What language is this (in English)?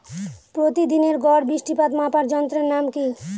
Bangla